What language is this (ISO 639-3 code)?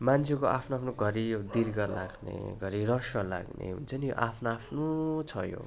nep